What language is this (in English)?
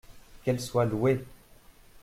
French